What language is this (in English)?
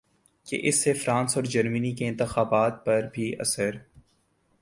Urdu